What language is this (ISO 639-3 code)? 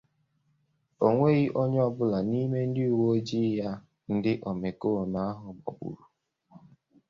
ibo